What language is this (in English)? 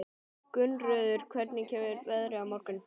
Icelandic